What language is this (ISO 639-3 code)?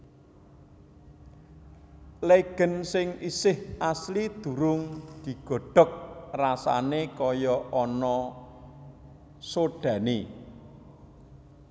jav